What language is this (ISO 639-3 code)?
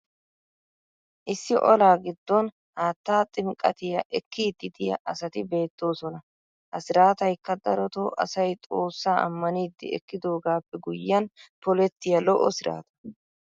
wal